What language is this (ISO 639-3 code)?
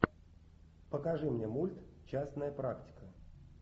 rus